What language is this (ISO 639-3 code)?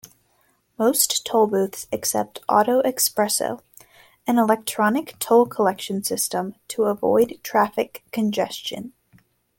eng